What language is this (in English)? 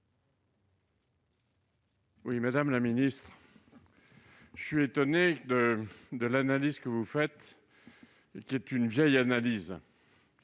French